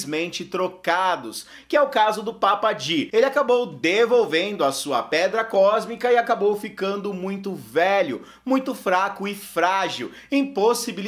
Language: Portuguese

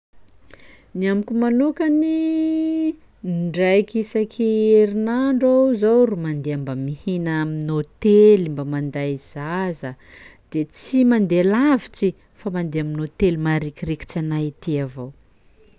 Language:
Sakalava Malagasy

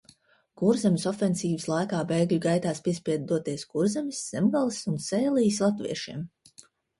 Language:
Latvian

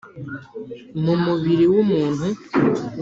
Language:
Kinyarwanda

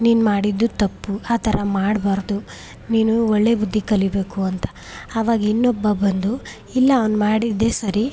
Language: Kannada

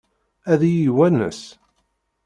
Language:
Kabyle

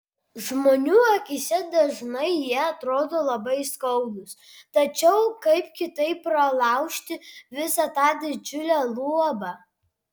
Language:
Lithuanian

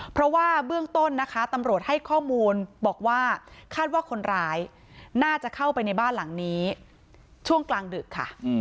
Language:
Thai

